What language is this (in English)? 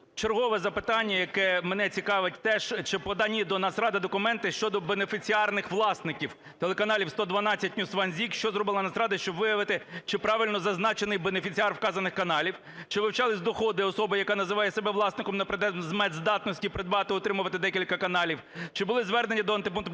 Ukrainian